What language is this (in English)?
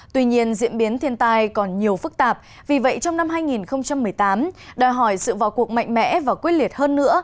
Vietnamese